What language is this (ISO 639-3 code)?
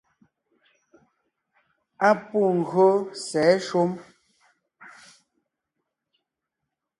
nnh